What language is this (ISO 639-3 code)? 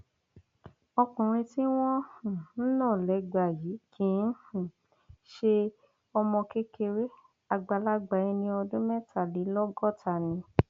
yor